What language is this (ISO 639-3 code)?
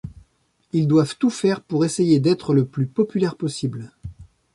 fra